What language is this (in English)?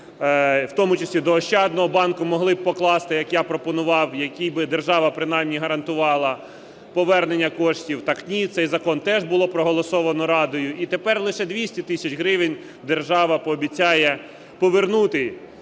Ukrainian